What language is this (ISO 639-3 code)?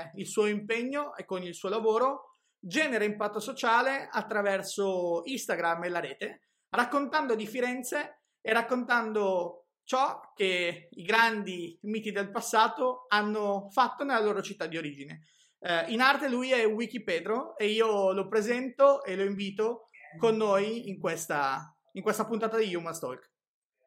ita